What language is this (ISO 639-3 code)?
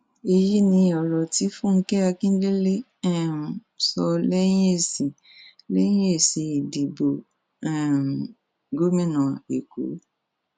yor